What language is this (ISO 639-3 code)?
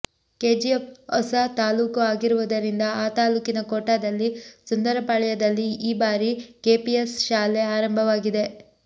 kan